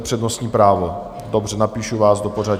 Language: Czech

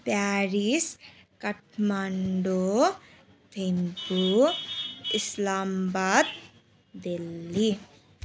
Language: Nepali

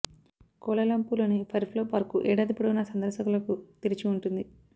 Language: Telugu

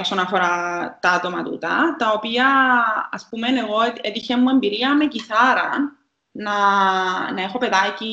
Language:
Greek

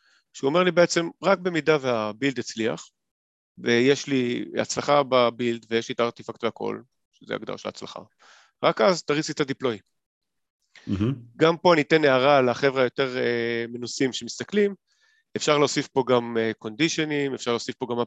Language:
Hebrew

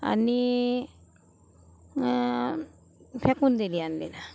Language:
Marathi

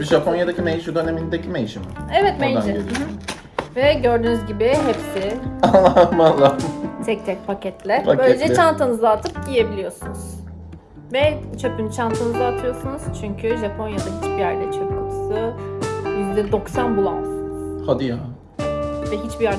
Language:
Turkish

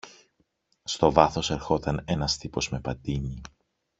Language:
Greek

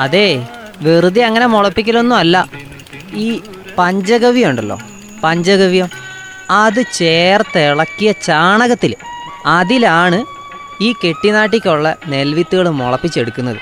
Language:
Malayalam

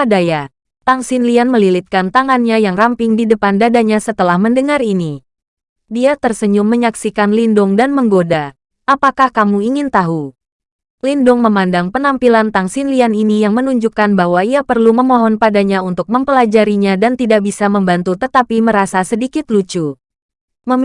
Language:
Indonesian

